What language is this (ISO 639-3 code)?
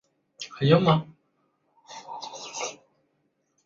zho